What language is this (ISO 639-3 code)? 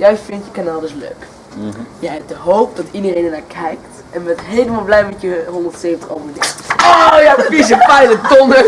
nld